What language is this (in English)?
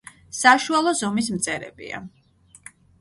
Georgian